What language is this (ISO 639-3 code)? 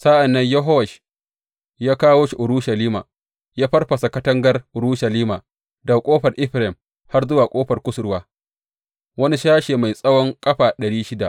hau